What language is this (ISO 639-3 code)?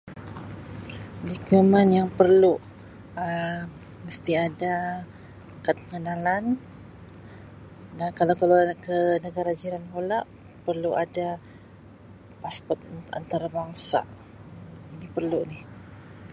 msi